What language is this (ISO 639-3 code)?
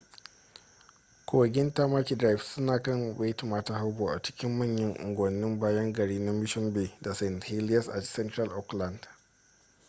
hau